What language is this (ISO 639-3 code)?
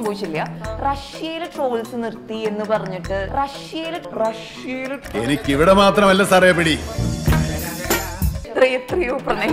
ind